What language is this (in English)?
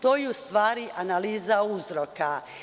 Serbian